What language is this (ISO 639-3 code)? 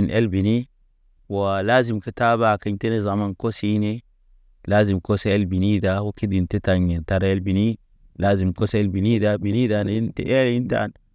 mne